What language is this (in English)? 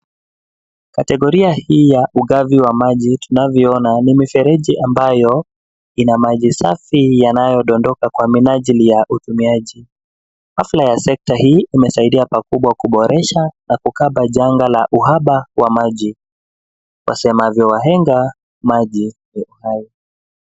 Swahili